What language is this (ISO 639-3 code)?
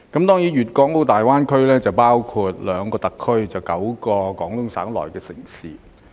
yue